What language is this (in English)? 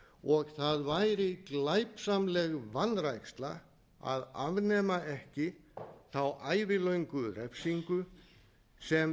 Icelandic